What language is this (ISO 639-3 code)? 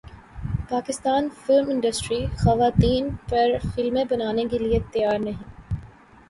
urd